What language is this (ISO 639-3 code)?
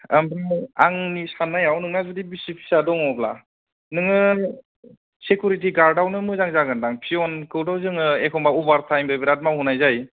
brx